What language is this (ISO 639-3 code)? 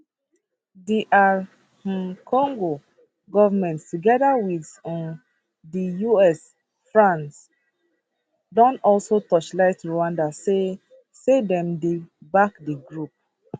pcm